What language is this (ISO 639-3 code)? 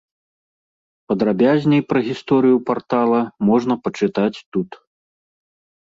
bel